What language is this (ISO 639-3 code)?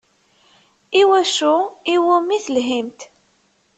kab